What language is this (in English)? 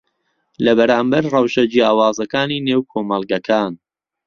Central Kurdish